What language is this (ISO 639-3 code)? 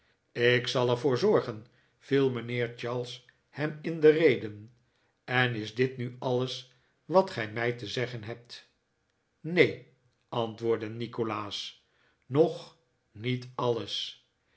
nld